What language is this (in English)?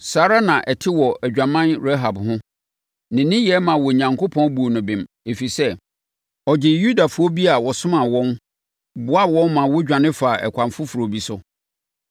Akan